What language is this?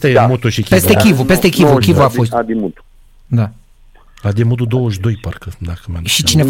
Romanian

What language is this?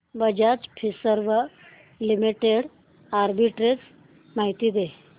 Marathi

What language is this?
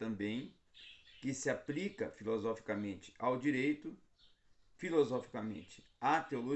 Portuguese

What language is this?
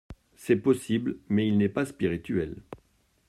French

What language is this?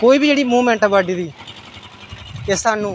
Dogri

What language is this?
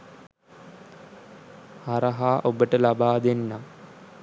Sinhala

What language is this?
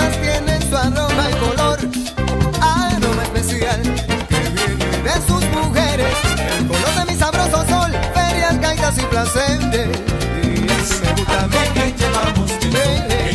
Spanish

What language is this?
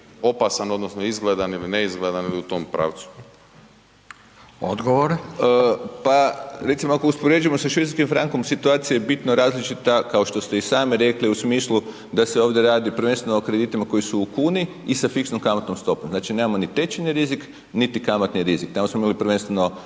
Croatian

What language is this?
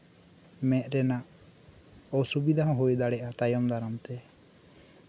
Santali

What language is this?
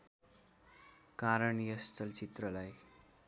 Nepali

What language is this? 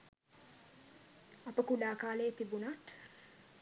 Sinhala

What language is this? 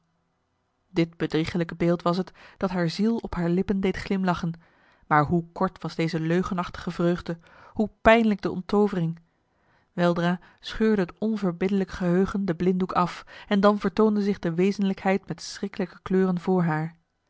Dutch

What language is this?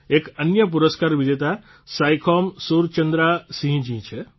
Gujarati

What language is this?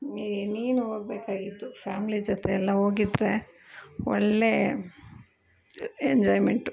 Kannada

